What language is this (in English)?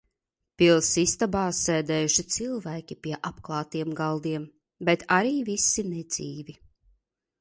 Latvian